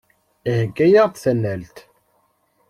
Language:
Kabyle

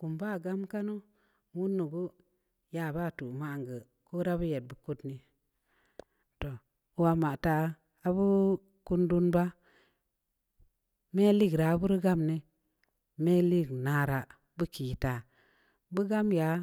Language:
Samba Leko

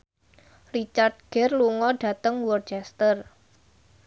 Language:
Javanese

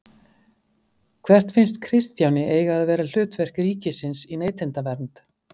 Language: Icelandic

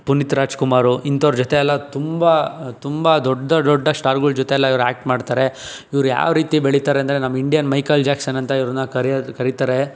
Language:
Kannada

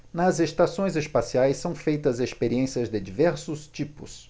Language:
Portuguese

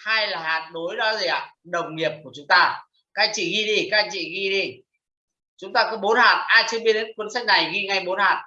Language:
Vietnamese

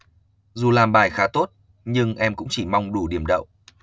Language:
Vietnamese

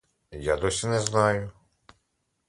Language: Ukrainian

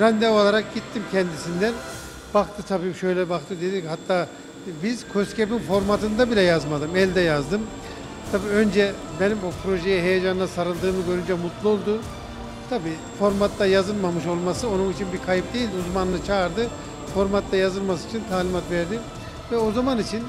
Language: Turkish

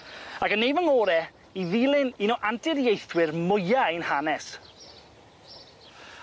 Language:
Welsh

